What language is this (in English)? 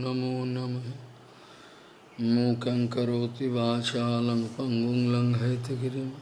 Portuguese